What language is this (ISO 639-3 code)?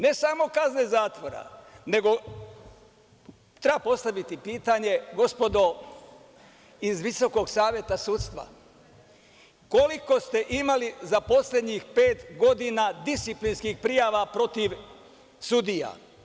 srp